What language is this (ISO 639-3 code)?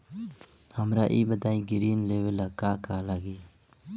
bho